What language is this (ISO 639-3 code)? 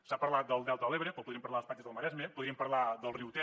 cat